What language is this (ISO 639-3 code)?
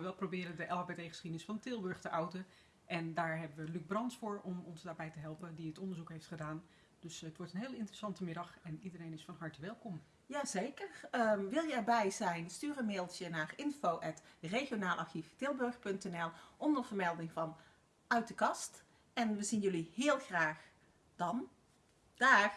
nld